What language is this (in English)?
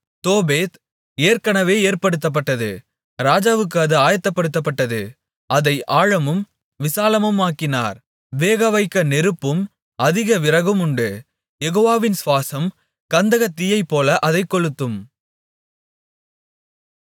Tamil